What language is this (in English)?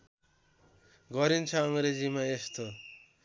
Nepali